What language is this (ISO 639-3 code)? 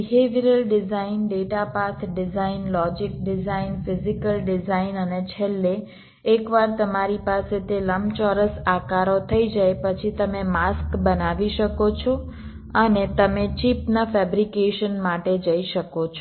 guj